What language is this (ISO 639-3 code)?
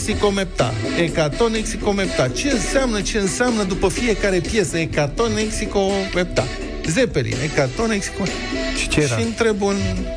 ron